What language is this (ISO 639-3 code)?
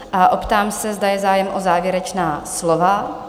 ces